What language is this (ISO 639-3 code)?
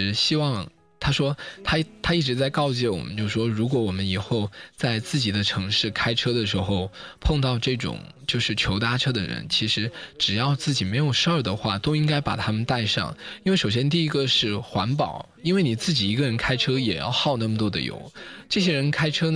zho